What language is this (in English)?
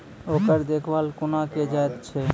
Maithili